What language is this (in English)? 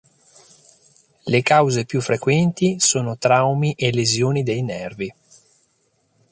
Italian